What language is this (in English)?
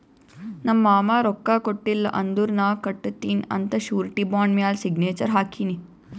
Kannada